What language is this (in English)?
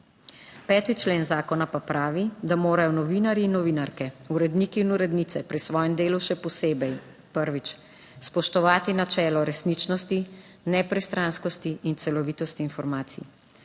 Slovenian